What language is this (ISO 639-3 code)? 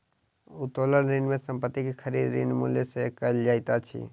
mai